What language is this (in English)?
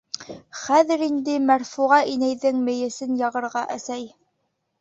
Bashkir